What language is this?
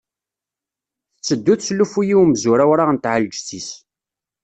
Kabyle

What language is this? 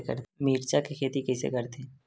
Chhattisgarhi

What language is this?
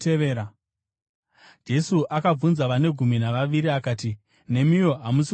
Shona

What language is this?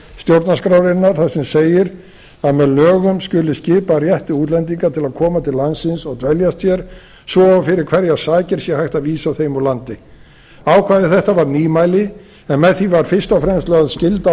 Icelandic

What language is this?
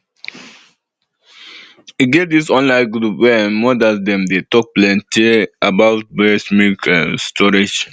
Nigerian Pidgin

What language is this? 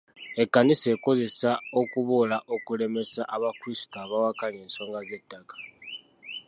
Ganda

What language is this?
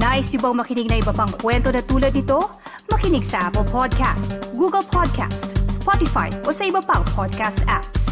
Filipino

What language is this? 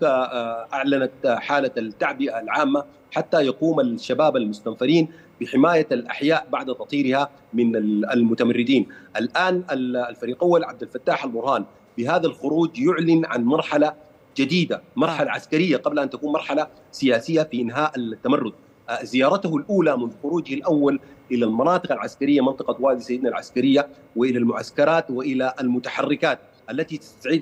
Arabic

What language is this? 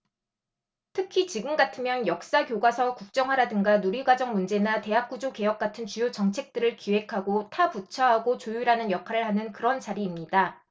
Korean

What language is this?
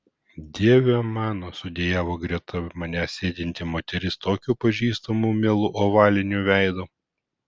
Lithuanian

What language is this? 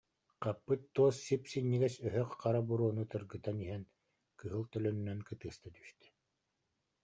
Yakut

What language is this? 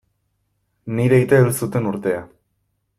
Basque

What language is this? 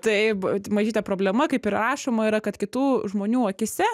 Lithuanian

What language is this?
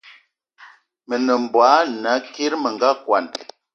Eton (Cameroon)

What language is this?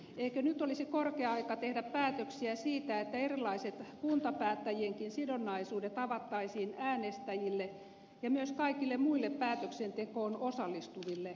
Finnish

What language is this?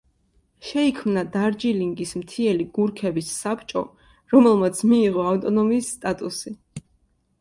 Georgian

